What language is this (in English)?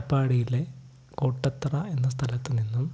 Malayalam